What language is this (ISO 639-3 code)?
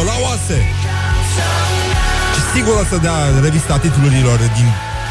ron